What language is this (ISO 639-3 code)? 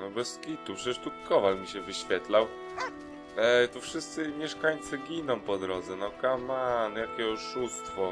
pol